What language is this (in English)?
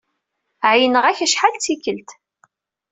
Kabyle